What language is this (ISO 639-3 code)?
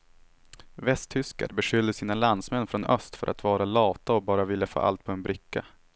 swe